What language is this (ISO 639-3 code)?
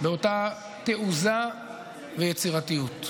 heb